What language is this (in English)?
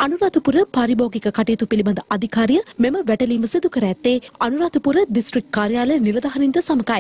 Hindi